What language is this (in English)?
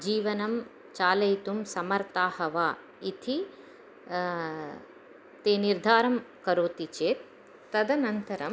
Sanskrit